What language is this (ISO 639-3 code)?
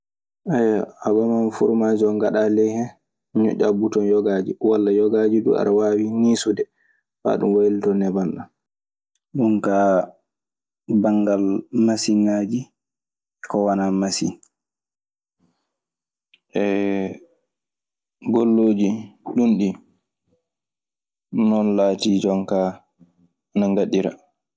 ffm